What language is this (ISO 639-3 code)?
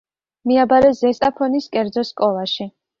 kat